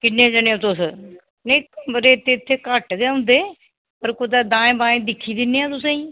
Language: Dogri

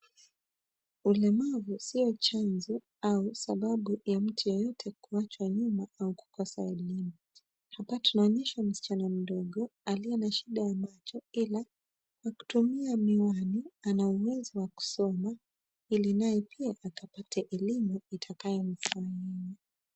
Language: Swahili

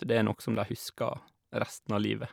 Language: Norwegian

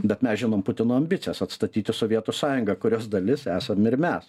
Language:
Lithuanian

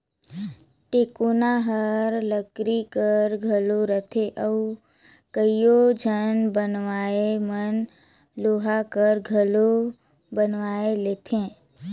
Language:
Chhattisgarhi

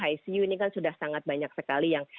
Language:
Indonesian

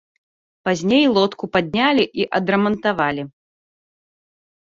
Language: Belarusian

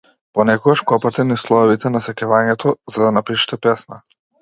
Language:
Macedonian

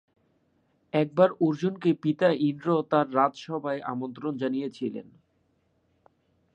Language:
Bangla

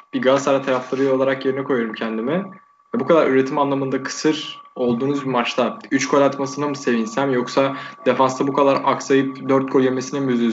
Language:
Turkish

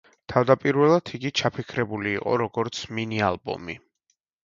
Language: Georgian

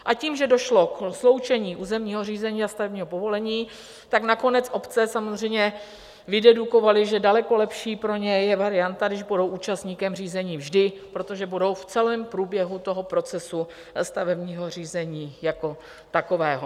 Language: Czech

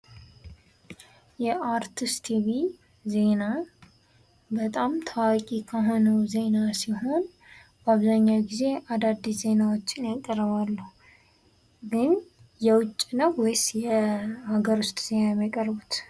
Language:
Amharic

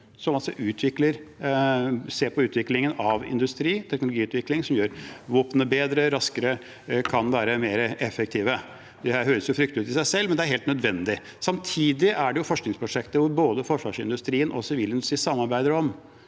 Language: Norwegian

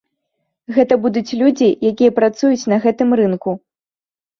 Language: Belarusian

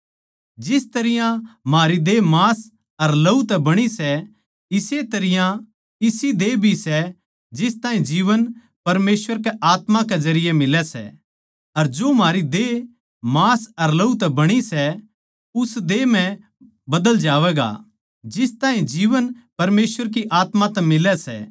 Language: Haryanvi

